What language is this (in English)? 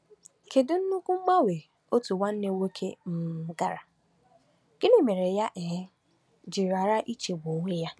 Igbo